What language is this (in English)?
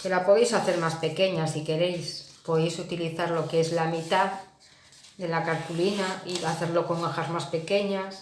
Spanish